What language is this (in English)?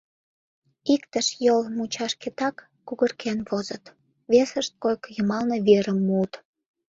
Mari